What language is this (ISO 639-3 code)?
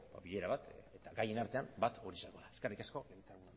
eus